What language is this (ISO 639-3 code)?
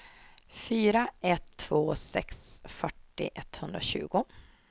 swe